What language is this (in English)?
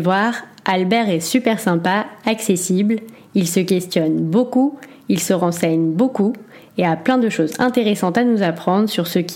French